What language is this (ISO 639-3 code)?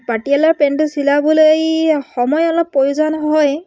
asm